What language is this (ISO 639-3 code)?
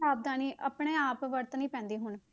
pan